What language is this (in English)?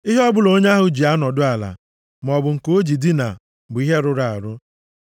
Igbo